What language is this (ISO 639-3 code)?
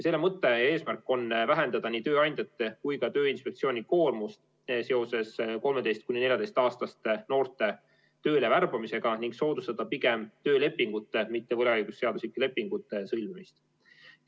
est